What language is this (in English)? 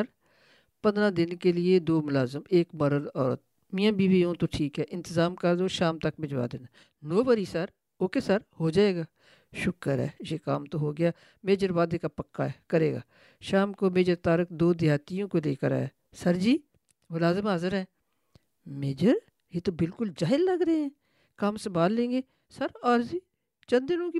Urdu